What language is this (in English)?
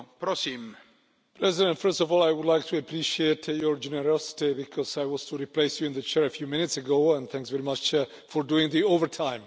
English